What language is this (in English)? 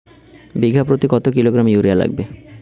Bangla